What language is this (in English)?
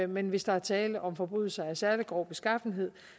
Danish